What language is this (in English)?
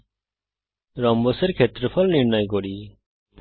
Bangla